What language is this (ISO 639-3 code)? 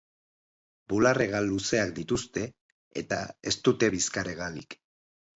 eus